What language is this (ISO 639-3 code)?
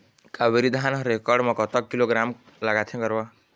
hne